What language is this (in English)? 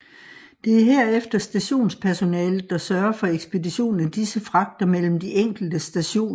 Danish